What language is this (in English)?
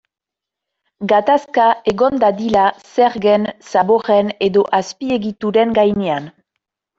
Basque